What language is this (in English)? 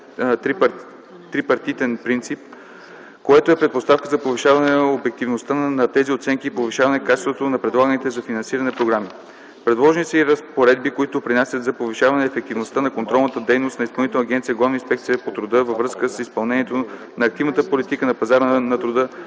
Bulgarian